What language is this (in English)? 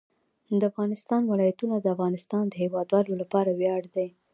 Pashto